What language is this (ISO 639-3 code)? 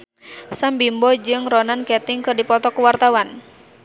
sun